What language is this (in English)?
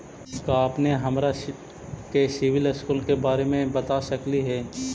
Magahi